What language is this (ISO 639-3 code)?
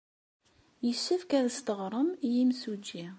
kab